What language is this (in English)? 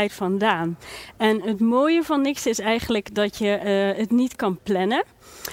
Dutch